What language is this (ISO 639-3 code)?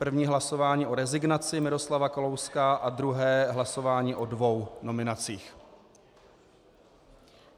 ces